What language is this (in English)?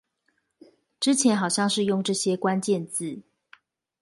Chinese